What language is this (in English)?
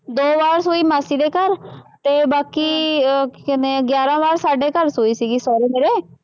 Punjabi